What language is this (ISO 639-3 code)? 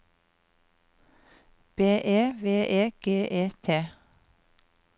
nor